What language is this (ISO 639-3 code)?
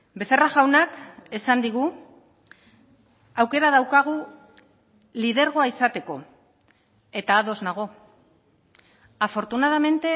eus